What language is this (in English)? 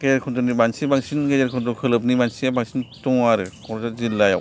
Bodo